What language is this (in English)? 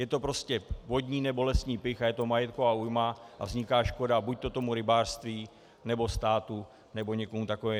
Czech